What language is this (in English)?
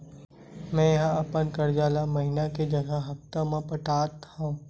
Chhattisgarhi